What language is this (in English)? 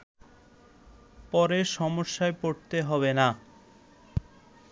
Bangla